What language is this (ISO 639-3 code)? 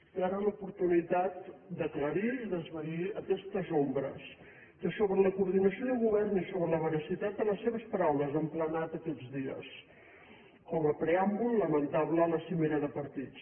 cat